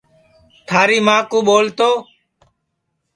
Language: Sansi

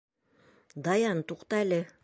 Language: Bashkir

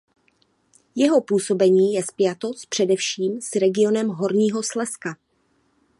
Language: Czech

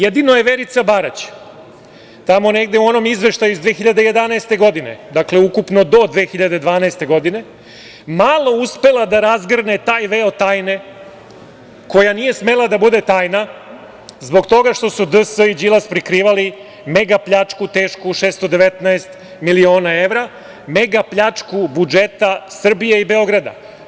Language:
Serbian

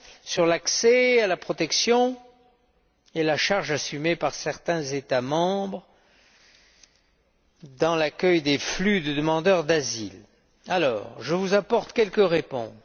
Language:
French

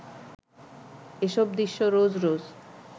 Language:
Bangla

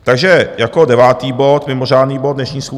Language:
Czech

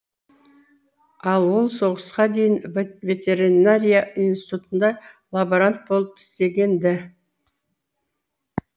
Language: Kazakh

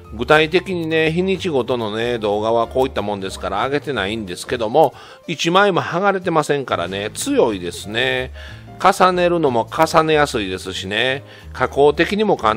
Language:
Japanese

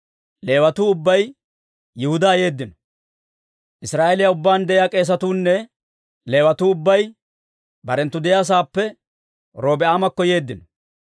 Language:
Dawro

